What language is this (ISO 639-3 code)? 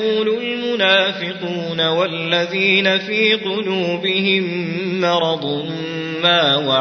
ara